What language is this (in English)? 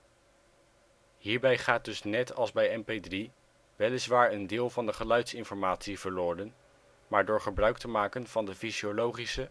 Dutch